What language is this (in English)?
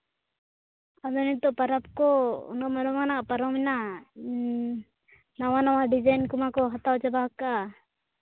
Santali